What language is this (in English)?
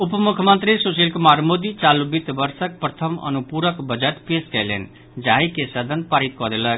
Maithili